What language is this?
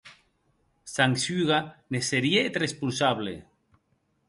Occitan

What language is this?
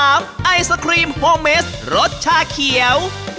Thai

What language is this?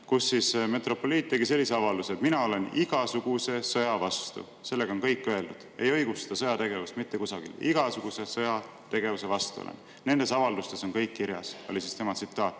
Estonian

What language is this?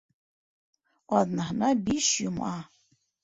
Bashkir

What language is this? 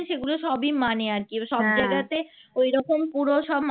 Bangla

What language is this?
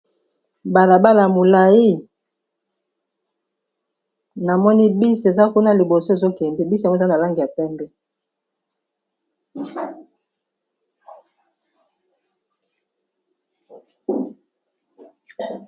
Lingala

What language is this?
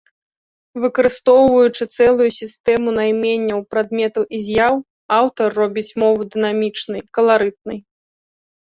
Belarusian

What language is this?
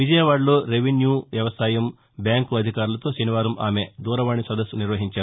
Telugu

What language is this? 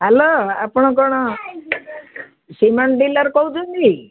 Odia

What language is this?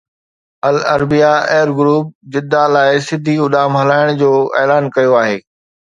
Sindhi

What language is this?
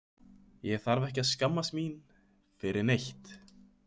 Icelandic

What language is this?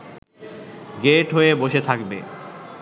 Bangla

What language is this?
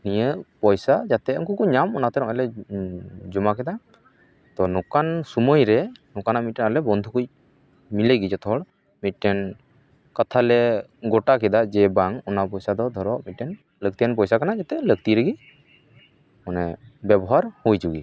Santali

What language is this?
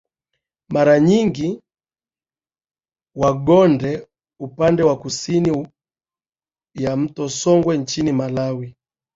Swahili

